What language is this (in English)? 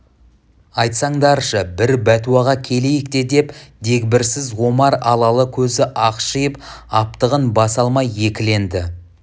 Kazakh